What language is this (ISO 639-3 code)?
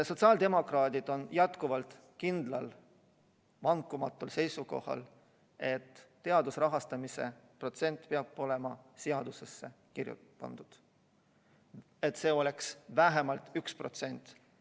est